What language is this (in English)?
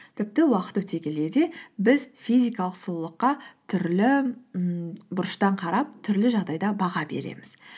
Kazakh